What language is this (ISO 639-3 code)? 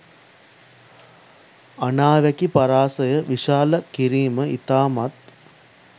sin